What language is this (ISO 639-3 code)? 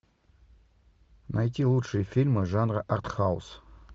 rus